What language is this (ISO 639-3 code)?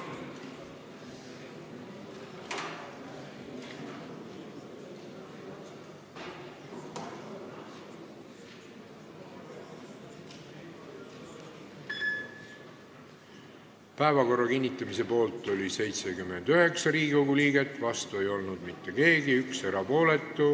est